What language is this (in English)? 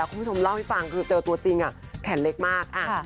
Thai